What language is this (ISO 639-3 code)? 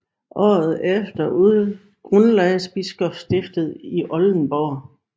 dan